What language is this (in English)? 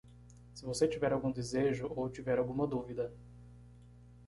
Portuguese